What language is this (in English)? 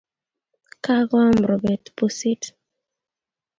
Kalenjin